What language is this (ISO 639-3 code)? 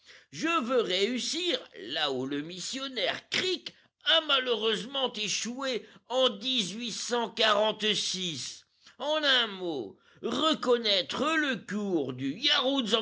fra